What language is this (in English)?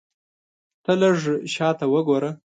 Pashto